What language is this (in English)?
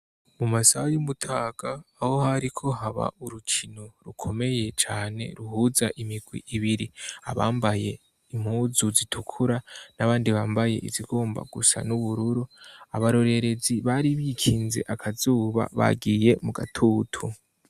Rundi